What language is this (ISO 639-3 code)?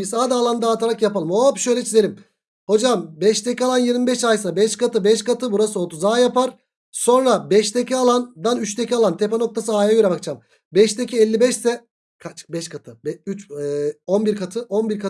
tur